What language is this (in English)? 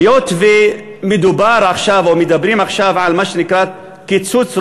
Hebrew